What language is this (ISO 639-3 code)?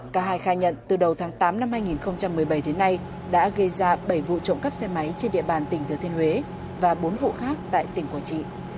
vie